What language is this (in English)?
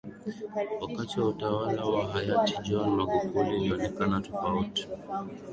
Swahili